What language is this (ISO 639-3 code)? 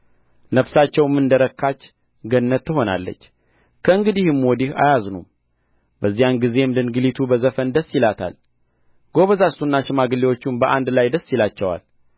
amh